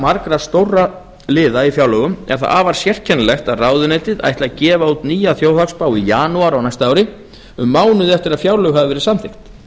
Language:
Icelandic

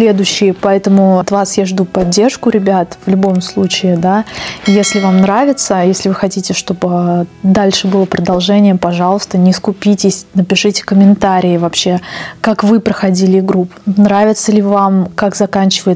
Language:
Russian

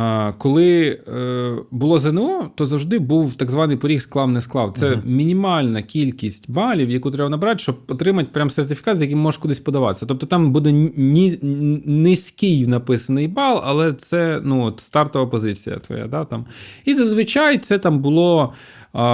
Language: Ukrainian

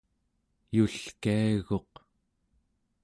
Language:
Central Yupik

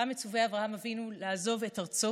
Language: Hebrew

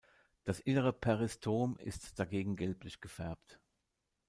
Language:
German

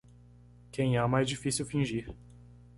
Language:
Portuguese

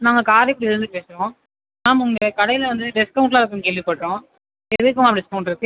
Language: Tamil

